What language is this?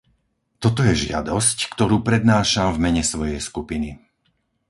Slovak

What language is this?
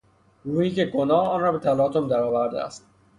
Persian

